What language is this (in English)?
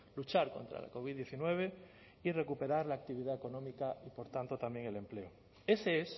Spanish